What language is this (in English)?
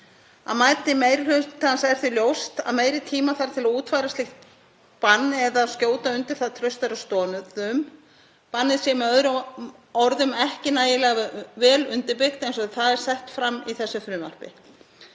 Icelandic